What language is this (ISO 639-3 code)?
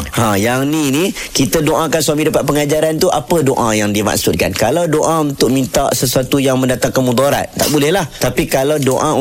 msa